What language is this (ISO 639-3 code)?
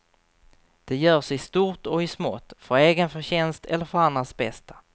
swe